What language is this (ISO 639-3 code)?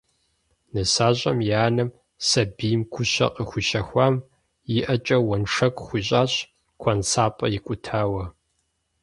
kbd